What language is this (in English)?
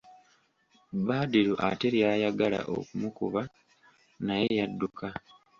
Ganda